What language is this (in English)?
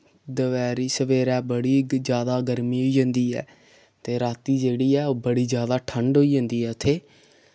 Dogri